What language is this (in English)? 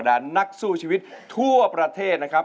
Thai